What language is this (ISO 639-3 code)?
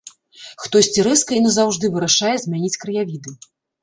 bel